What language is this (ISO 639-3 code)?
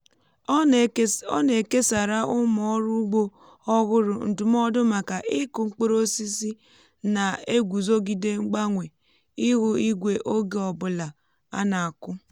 ibo